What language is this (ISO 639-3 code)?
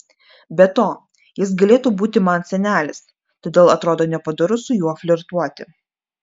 lit